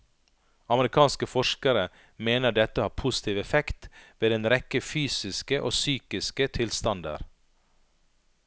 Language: Norwegian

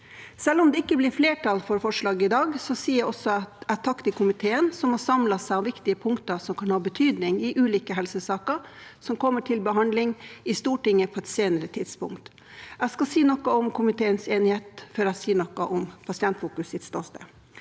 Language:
Norwegian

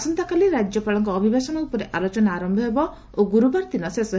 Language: Odia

